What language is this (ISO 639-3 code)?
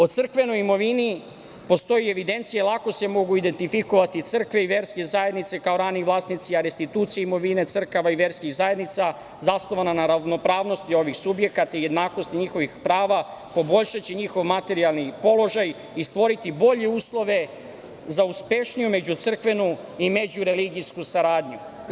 srp